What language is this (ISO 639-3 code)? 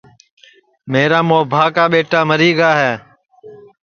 ssi